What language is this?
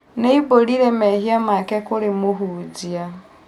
Kikuyu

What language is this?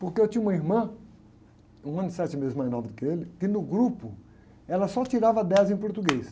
Portuguese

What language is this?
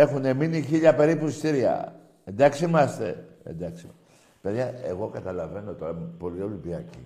Greek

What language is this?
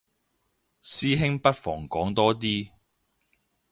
Cantonese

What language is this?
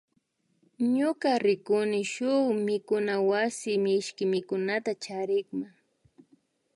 Imbabura Highland Quichua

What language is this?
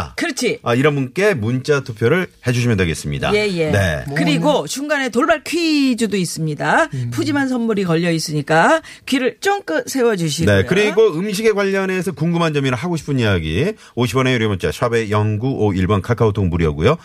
Korean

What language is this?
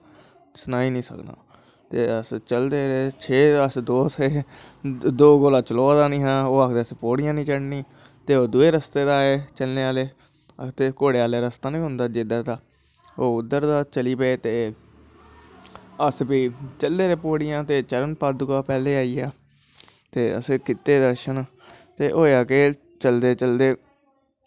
Dogri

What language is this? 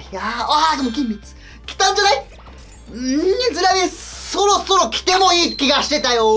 Japanese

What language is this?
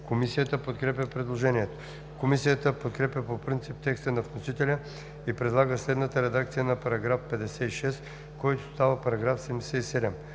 Bulgarian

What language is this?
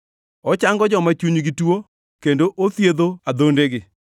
Luo (Kenya and Tanzania)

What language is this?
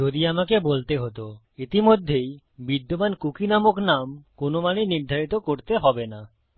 Bangla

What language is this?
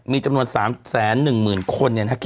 Thai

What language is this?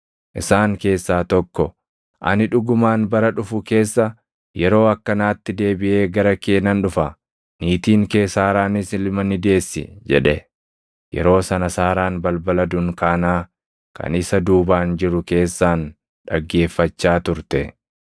Oromo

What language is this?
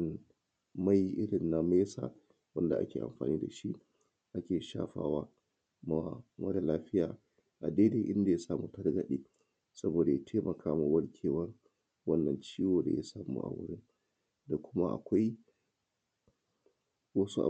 Hausa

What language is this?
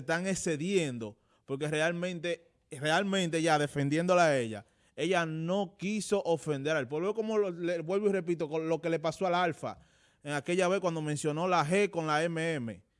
Spanish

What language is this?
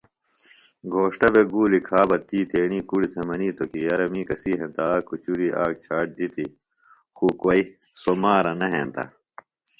Phalura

